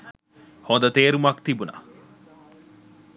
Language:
Sinhala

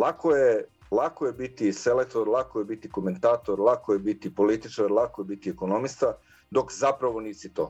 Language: Croatian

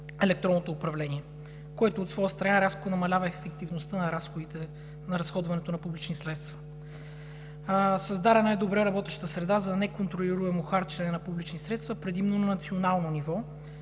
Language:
Bulgarian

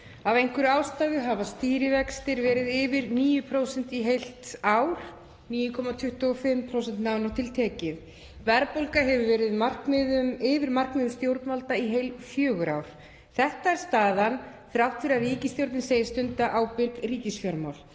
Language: Icelandic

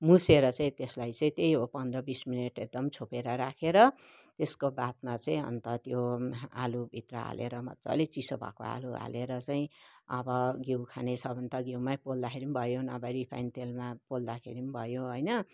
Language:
Nepali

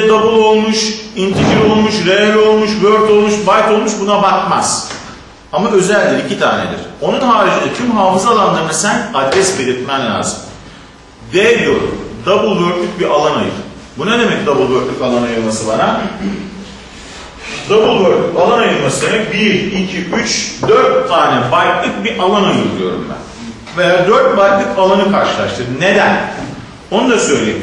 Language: Turkish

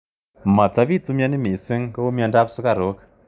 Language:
Kalenjin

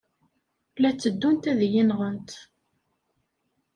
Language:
Kabyle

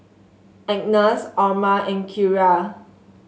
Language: English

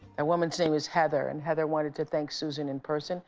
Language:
English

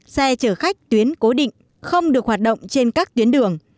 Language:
Vietnamese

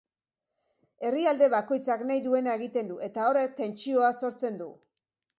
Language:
Basque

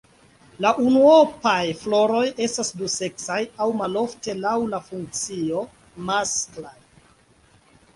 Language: Esperanto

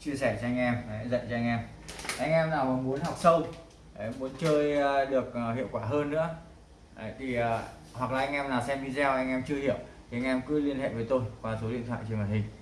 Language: Vietnamese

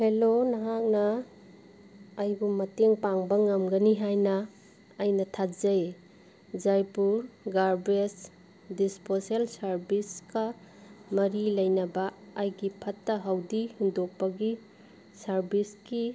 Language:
Manipuri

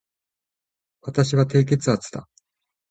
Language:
Japanese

